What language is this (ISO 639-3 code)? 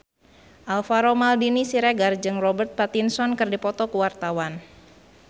sun